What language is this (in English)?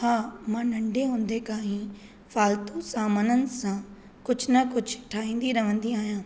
Sindhi